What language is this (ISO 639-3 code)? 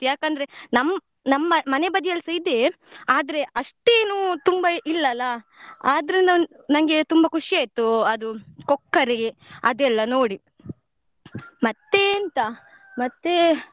kan